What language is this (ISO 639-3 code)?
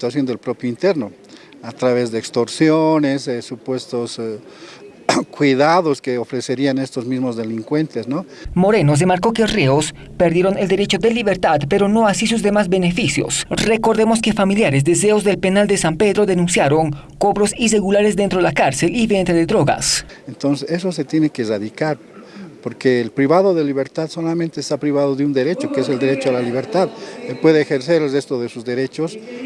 spa